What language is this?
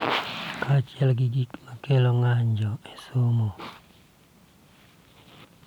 Luo (Kenya and Tanzania)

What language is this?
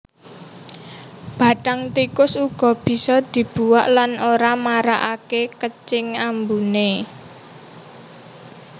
Javanese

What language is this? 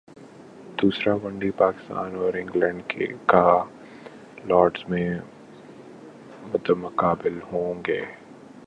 Urdu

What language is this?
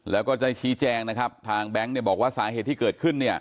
Thai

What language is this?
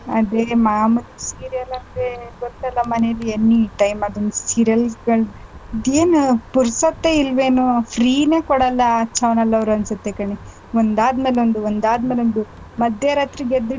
Kannada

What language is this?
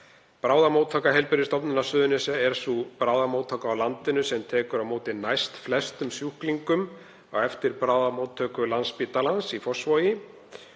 Icelandic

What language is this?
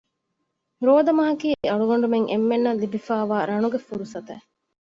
Divehi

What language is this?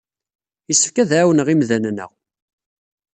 Kabyle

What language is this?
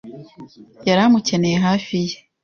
Kinyarwanda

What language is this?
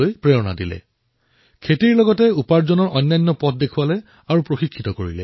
Assamese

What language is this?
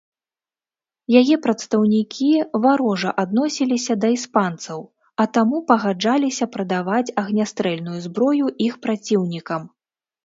Belarusian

